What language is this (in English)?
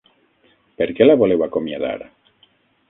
Catalan